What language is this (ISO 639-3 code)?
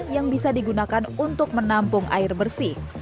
ind